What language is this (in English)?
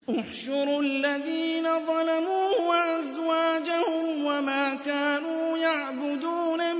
Arabic